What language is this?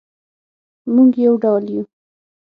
Pashto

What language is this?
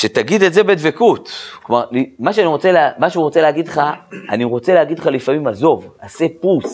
Hebrew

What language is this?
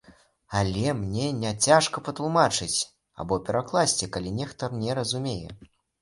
Belarusian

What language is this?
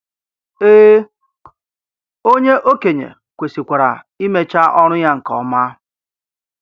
Igbo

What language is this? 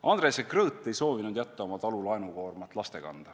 Estonian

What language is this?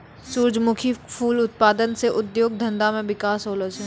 Maithili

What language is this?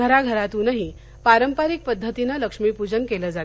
Marathi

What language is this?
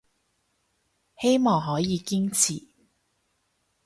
Cantonese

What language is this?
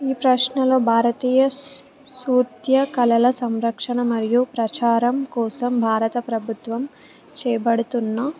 Telugu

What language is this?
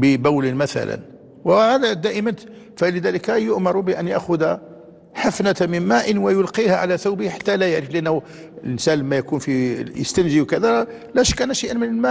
Arabic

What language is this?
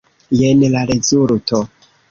Esperanto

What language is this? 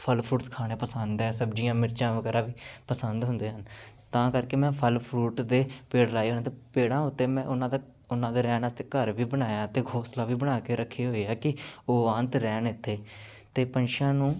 Punjabi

